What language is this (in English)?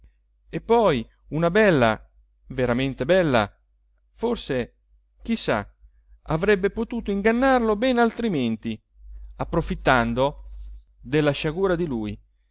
Italian